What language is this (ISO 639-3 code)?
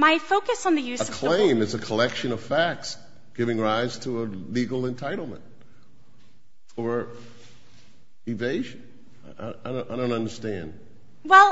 eng